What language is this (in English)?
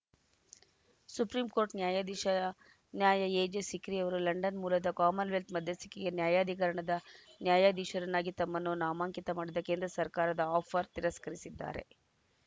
Kannada